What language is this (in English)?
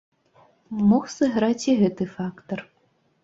Belarusian